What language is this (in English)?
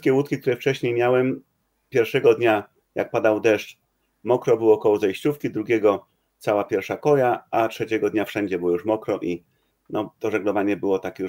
Polish